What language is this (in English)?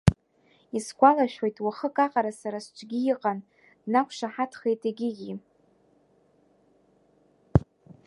Abkhazian